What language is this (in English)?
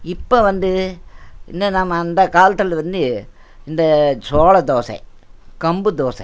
Tamil